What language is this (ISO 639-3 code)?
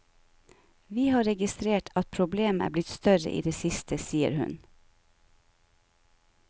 nor